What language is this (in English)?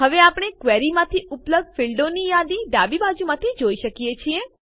Gujarati